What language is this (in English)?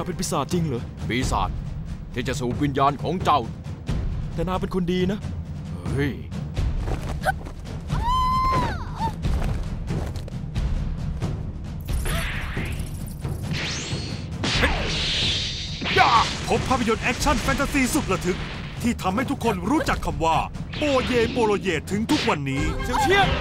Thai